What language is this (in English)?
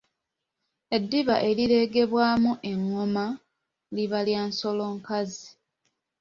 Ganda